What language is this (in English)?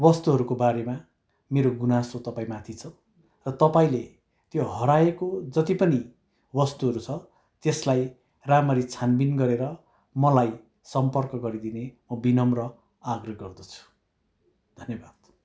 Nepali